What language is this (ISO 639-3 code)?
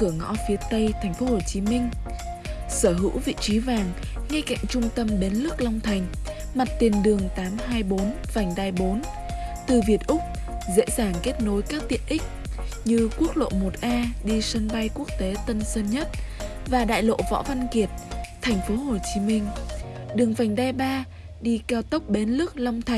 vie